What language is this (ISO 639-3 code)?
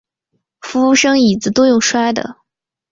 zho